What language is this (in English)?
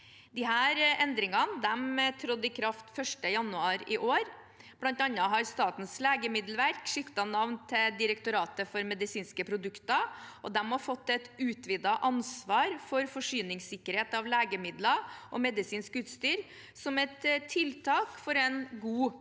Norwegian